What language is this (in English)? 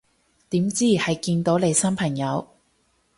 Cantonese